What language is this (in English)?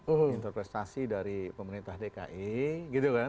Indonesian